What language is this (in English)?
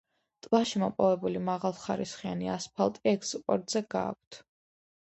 Georgian